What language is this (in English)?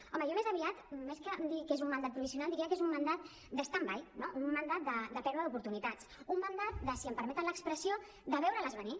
Catalan